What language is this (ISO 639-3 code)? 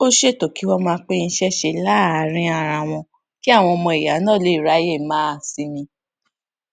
yor